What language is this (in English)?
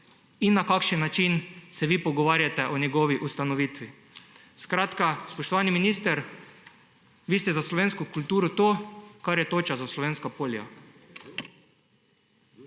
Slovenian